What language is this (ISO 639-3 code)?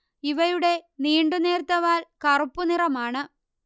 mal